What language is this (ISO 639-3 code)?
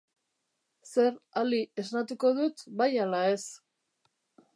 eus